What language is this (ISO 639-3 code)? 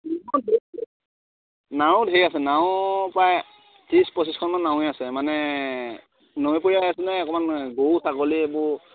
asm